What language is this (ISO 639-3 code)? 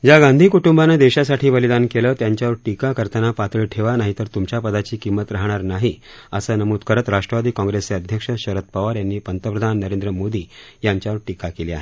mar